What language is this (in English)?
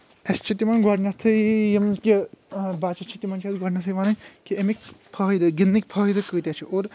Kashmiri